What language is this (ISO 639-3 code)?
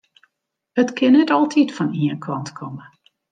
fry